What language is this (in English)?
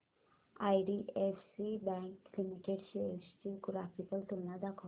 Marathi